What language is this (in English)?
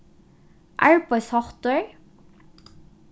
Faroese